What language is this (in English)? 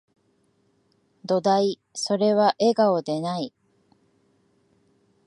Japanese